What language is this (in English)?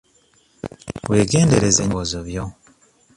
Ganda